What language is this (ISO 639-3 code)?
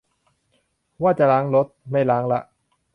tha